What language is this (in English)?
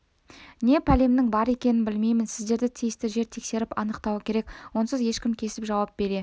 Kazakh